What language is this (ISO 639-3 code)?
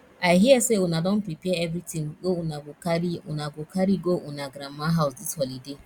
pcm